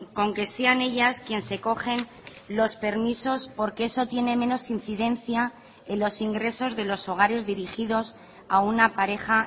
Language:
Spanish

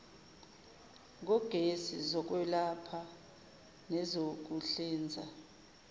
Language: Zulu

